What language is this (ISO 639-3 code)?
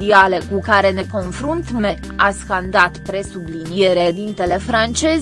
ron